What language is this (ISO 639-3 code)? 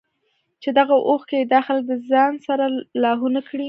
pus